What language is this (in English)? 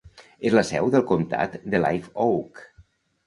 Catalan